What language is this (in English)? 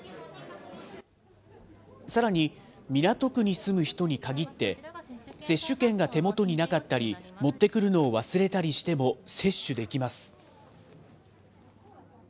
Japanese